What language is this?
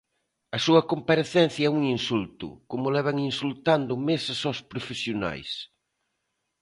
Galician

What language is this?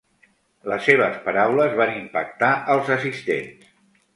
Catalan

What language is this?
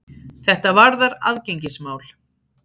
Icelandic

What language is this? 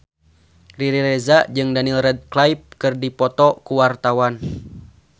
Sundanese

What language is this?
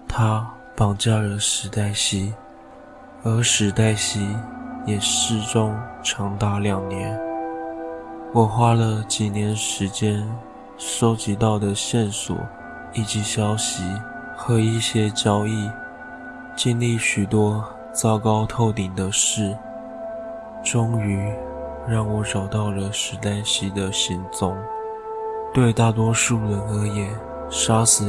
Chinese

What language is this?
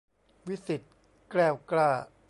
Thai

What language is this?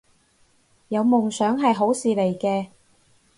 Cantonese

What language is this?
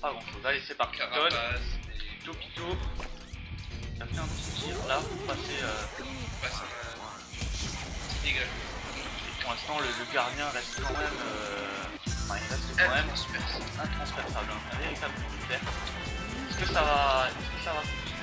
French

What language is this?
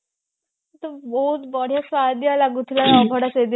Odia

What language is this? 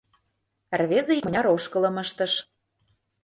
Mari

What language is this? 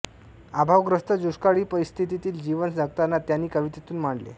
Marathi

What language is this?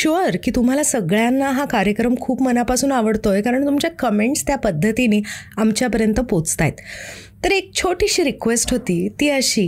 Marathi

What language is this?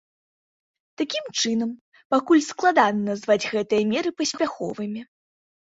Belarusian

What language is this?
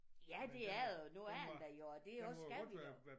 Danish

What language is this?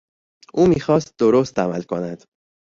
Persian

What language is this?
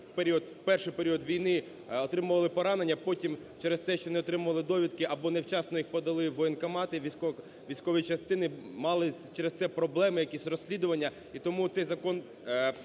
Ukrainian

